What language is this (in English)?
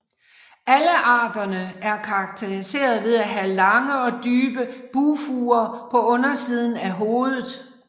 Danish